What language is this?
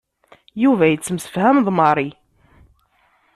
Kabyle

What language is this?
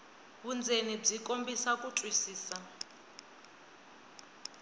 Tsonga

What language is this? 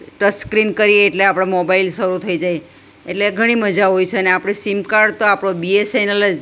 Gujarati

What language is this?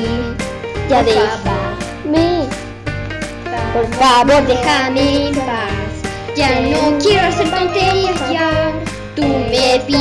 Spanish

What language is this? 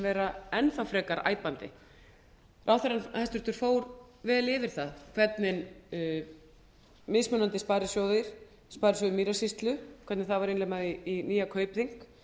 Icelandic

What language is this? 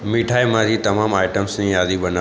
Gujarati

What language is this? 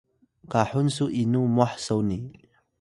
Atayal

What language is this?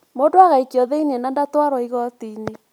Kikuyu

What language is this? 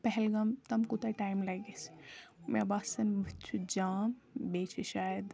Kashmiri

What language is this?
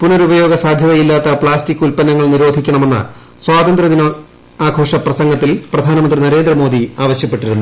Malayalam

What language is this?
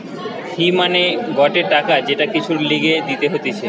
Bangla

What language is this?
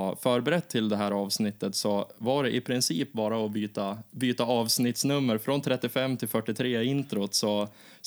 Swedish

